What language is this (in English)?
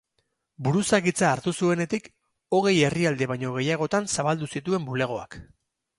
Basque